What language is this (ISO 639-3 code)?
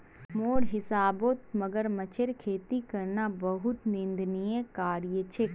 mag